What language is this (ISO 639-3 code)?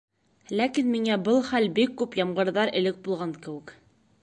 bak